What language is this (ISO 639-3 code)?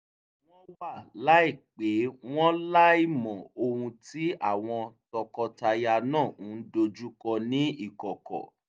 yor